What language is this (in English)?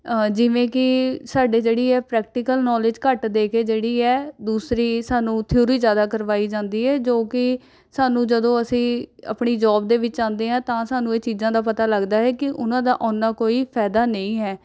Punjabi